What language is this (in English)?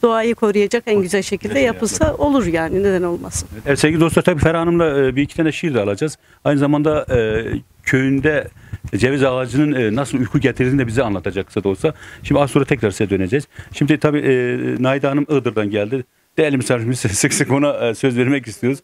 Turkish